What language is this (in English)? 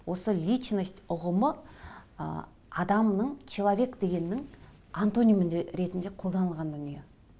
Kazakh